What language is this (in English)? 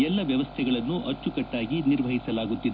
Kannada